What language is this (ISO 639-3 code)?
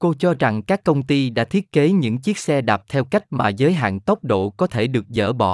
vie